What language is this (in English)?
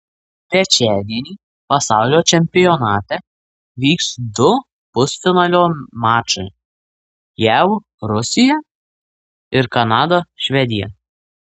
Lithuanian